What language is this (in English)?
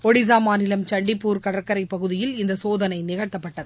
Tamil